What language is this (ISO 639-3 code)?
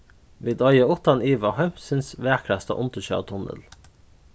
fao